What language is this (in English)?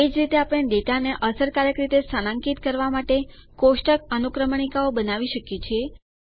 Gujarati